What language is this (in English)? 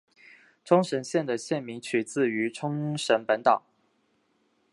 Chinese